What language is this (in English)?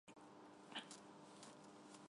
Armenian